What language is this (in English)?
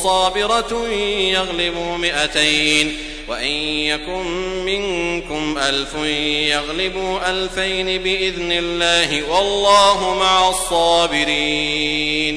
Arabic